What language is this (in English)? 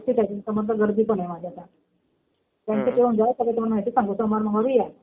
Marathi